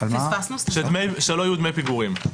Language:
Hebrew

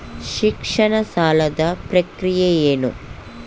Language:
Kannada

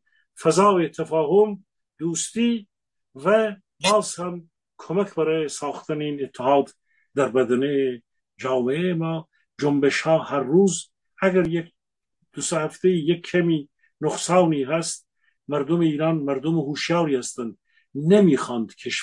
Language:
Persian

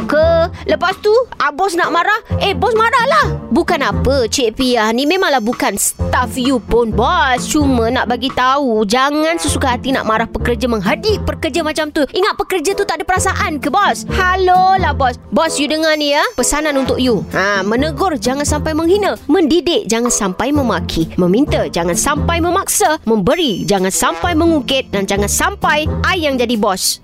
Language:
Malay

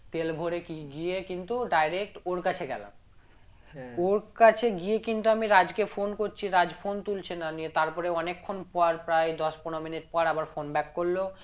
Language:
Bangla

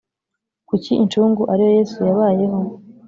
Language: Kinyarwanda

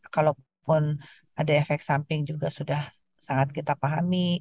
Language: Indonesian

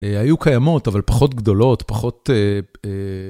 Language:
Hebrew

